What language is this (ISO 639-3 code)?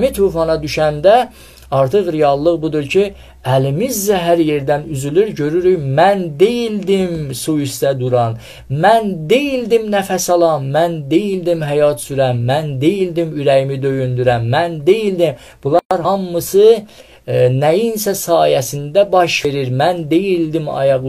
tur